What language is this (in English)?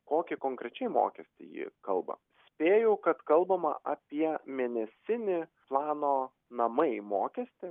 Lithuanian